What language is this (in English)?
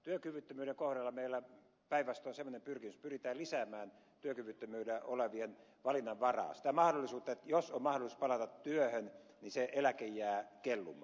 Finnish